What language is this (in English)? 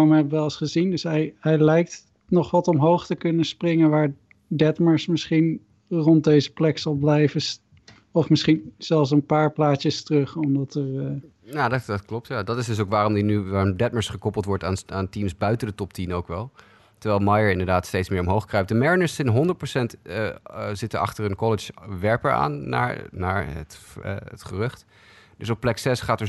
Dutch